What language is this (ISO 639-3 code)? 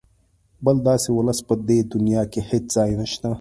pus